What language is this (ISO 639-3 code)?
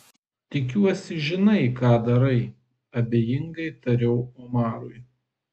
lit